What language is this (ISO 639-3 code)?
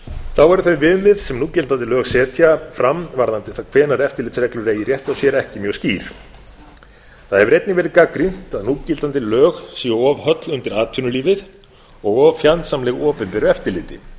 isl